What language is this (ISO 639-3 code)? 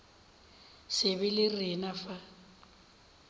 nso